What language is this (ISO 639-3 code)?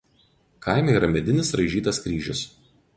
lit